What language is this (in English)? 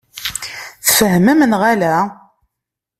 Kabyle